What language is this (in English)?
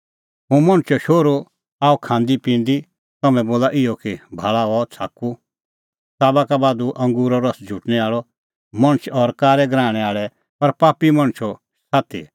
Kullu Pahari